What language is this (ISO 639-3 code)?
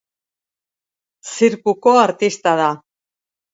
eus